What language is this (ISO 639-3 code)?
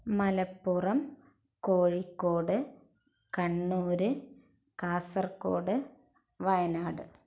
mal